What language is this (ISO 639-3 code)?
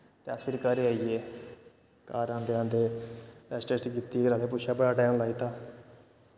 doi